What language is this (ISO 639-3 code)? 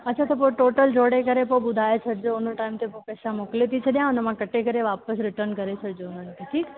snd